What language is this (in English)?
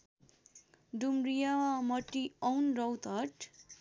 Nepali